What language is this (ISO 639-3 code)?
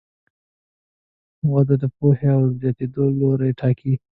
pus